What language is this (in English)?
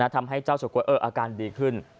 Thai